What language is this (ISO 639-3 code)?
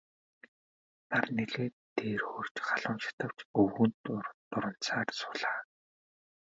mon